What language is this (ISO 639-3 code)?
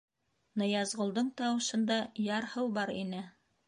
bak